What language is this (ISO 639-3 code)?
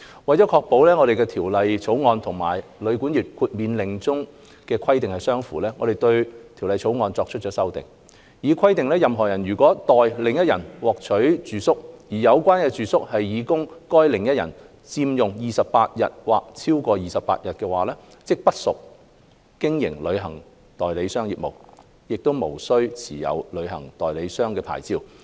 yue